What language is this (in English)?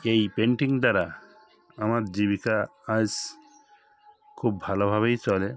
Bangla